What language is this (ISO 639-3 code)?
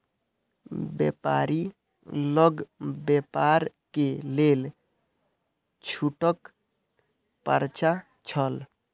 mai